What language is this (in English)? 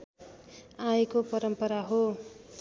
Nepali